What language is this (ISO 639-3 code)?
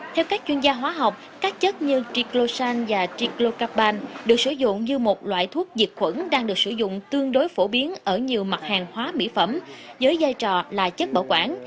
vie